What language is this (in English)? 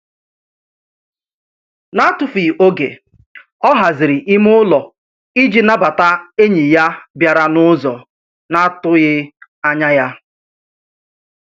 Igbo